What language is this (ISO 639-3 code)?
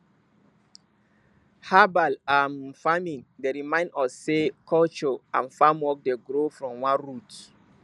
pcm